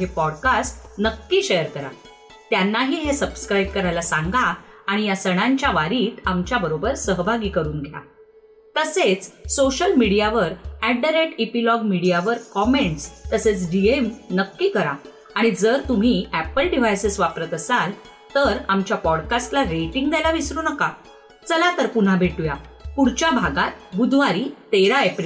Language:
Marathi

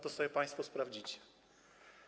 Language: Polish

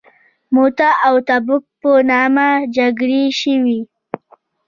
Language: Pashto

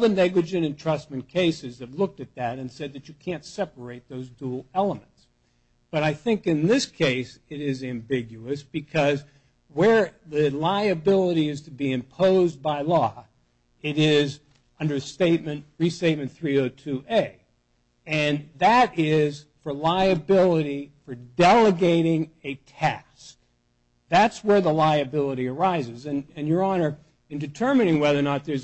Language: English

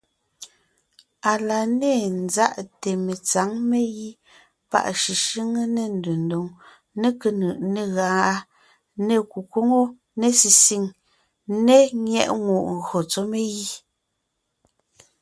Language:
Ngiemboon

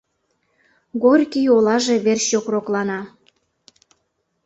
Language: Mari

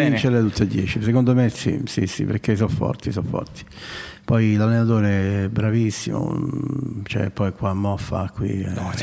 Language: Italian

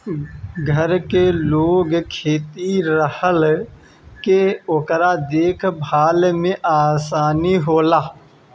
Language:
Bhojpuri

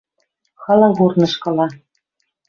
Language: Western Mari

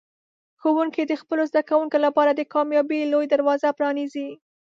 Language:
Pashto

